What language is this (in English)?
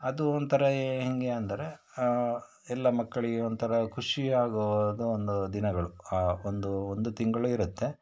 Kannada